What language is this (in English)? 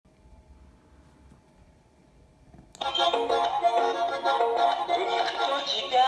Spanish